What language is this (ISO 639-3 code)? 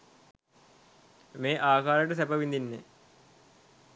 sin